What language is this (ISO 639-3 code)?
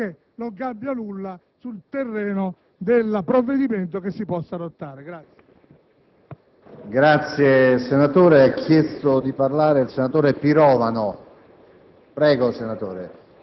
ita